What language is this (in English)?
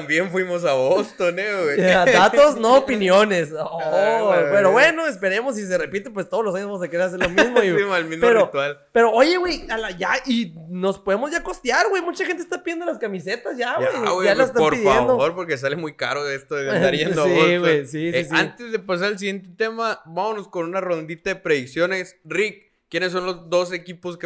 Spanish